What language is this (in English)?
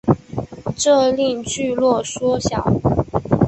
Chinese